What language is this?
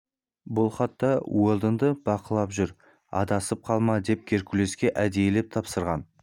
Kazakh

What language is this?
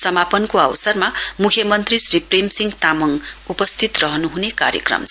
Nepali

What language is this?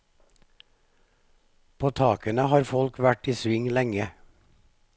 Norwegian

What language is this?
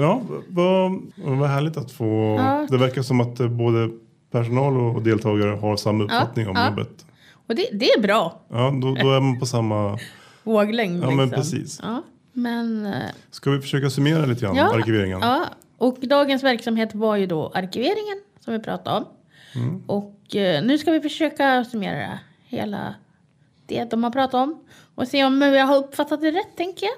Swedish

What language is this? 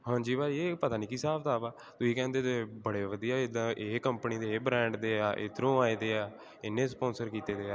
Punjabi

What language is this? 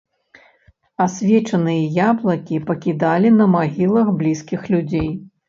Belarusian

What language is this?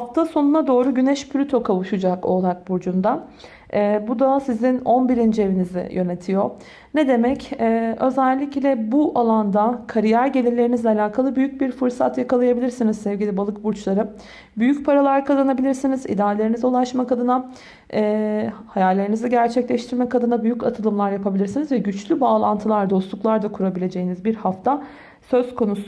Turkish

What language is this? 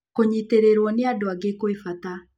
Kikuyu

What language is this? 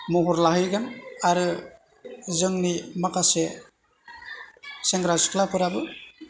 Bodo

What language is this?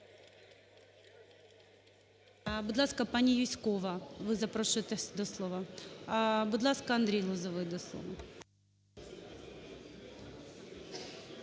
Ukrainian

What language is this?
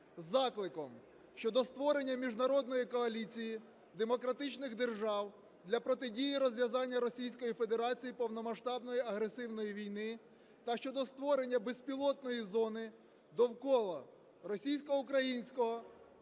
Ukrainian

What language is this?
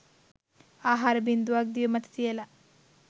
Sinhala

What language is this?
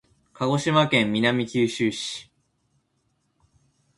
Japanese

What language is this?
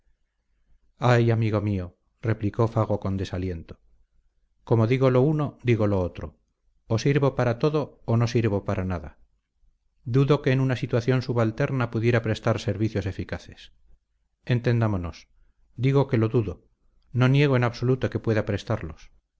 Spanish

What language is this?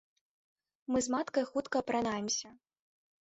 Belarusian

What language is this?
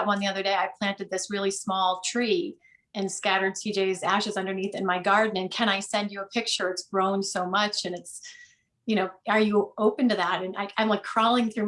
English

